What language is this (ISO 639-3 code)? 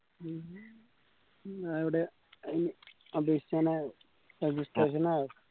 mal